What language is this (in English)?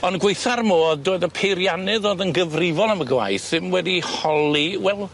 Welsh